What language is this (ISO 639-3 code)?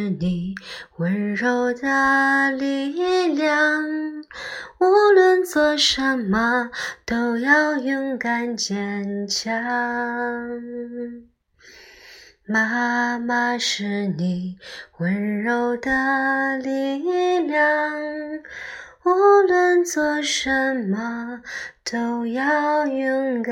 zho